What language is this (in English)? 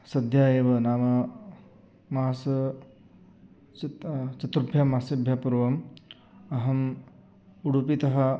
Sanskrit